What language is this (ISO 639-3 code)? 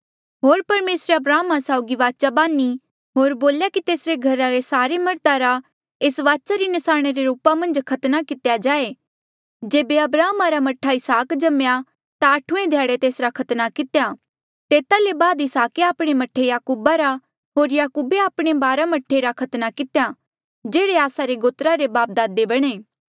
mjl